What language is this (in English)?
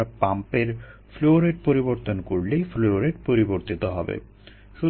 Bangla